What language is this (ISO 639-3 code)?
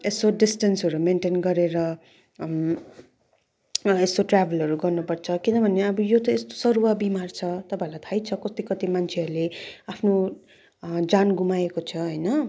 nep